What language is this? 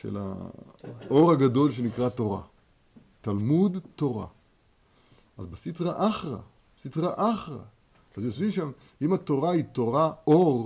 Hebrew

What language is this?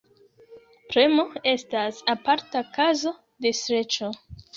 Esperanto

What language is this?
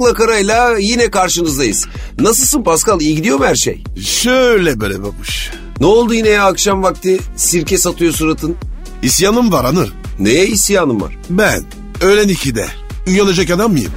Turkish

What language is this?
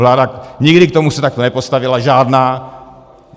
Czech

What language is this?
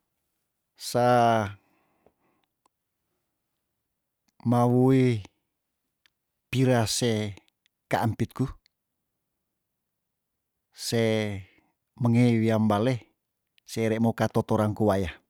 Tondano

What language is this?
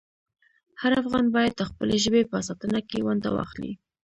Pashto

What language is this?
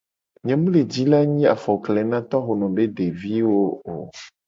Gen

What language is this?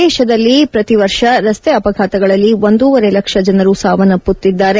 Kannada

